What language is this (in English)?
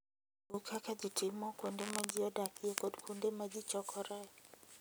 Luo (Kenya and Tanzania)